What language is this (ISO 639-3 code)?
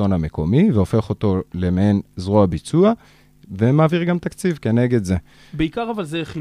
heb